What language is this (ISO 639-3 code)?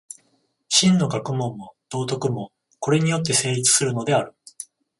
jpn